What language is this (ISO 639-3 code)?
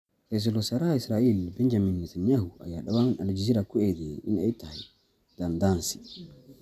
som